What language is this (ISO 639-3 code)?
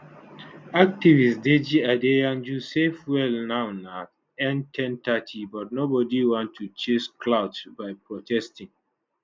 pcm